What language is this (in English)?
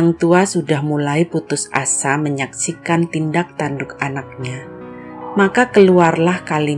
Indonesian